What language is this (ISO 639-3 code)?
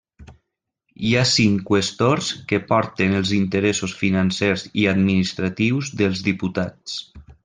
cat